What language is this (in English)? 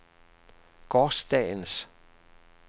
Danish